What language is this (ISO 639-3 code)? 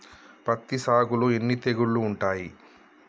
tel